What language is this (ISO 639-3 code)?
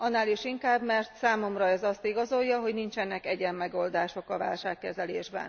hun